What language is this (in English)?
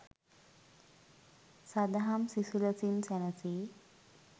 Sinhala